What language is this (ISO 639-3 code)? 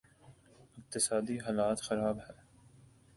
urd